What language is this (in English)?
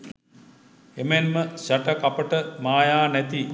Sinhala